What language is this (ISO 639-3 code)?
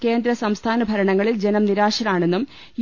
mal